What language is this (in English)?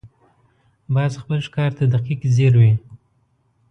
Pashto